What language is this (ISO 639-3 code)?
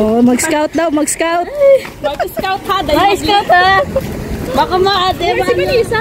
fil